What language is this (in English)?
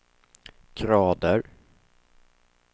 Swedish